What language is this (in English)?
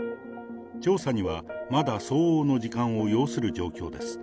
Japanese